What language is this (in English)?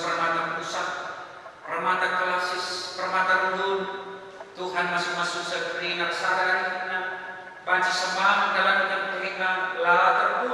Indonesian